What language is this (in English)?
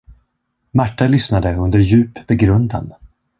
Swedish